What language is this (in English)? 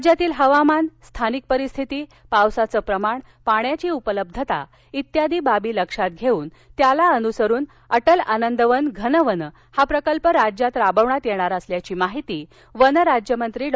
Marathi